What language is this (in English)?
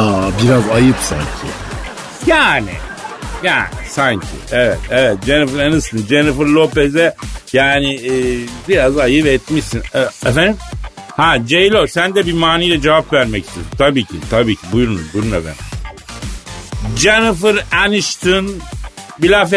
Turkish